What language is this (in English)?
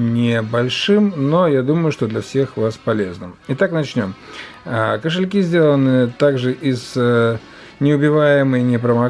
Russian